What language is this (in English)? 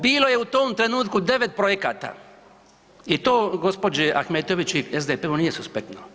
Croatian